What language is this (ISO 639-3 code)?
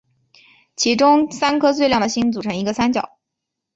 zho